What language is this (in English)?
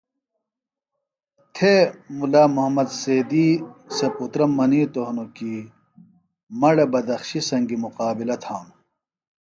Phalura